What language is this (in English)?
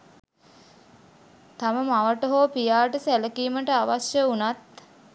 Sinhala